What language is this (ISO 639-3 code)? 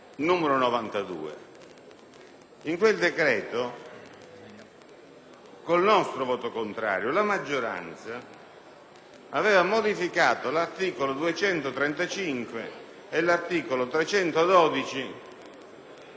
ita